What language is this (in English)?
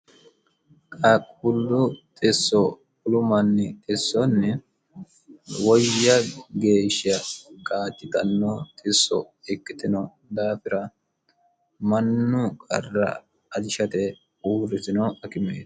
Sidamo